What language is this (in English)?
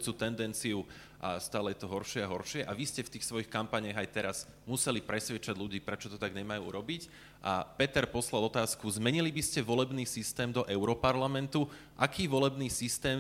Slovak